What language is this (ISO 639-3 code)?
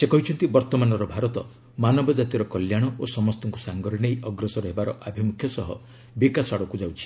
ori